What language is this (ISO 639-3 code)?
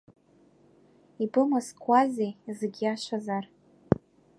abk